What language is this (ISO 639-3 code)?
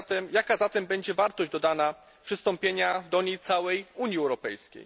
pol